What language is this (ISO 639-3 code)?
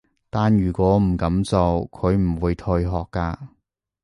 yue